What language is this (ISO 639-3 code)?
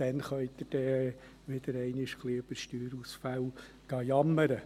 gsw